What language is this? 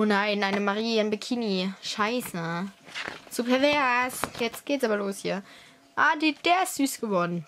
German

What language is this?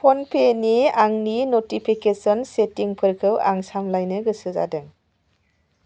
Bodo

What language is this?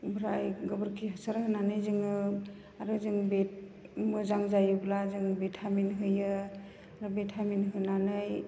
Bodo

